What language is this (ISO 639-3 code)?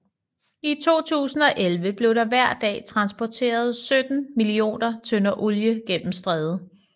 dan